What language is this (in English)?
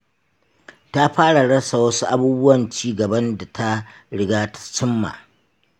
Hausa